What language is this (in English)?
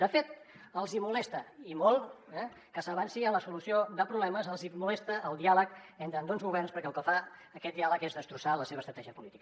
Catalan